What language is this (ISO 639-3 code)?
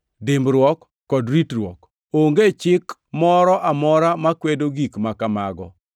luo